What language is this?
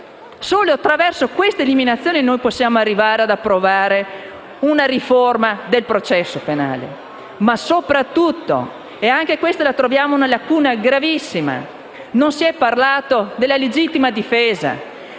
Italian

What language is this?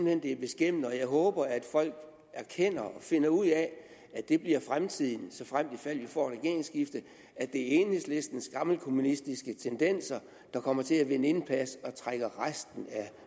Danish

